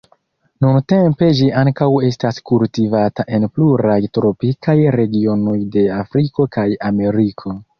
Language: Esperanto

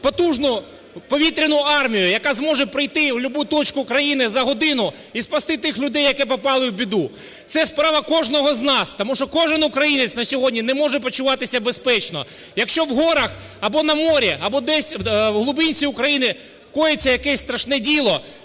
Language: Ukrainian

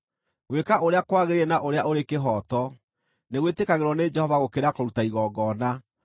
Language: Kikuyu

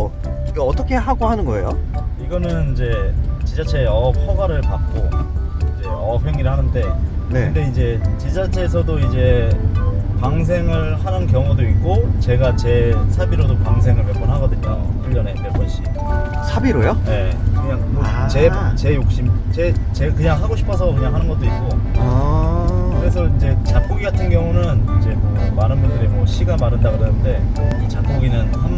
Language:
Korean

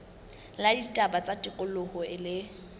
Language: Southern Sotho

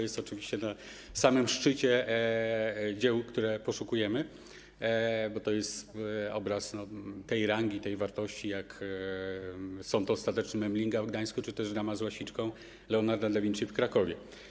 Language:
Polish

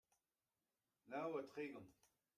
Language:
Breton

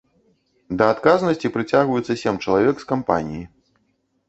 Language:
Belarusian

